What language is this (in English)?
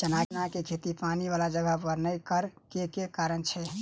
Maithili